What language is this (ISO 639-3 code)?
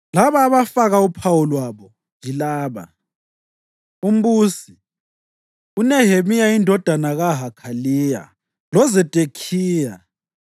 nde